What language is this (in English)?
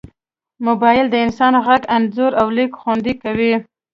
Pashto